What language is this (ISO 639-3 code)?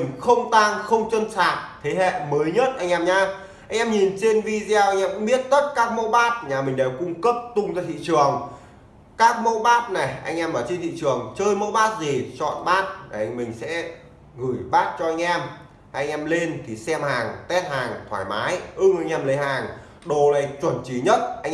vie